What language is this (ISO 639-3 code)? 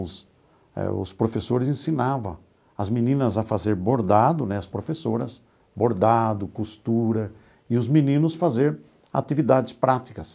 por